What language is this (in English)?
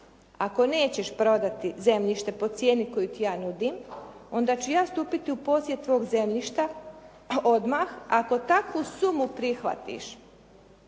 Croatian